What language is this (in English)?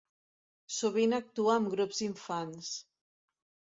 Catalan